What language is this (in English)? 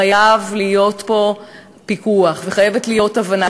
Hebrew